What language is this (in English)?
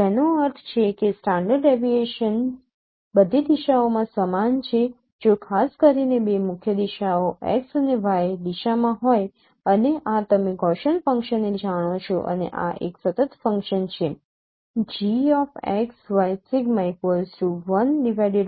Gujarati